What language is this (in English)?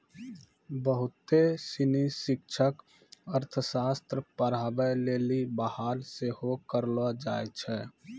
Maithili